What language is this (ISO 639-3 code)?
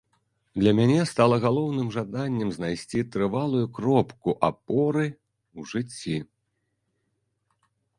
bel